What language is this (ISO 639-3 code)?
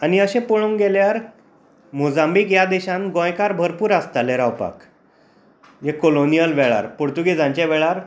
kok